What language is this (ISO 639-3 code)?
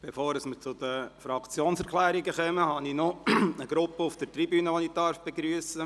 gsw